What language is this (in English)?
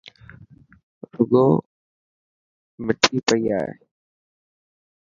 Dhatki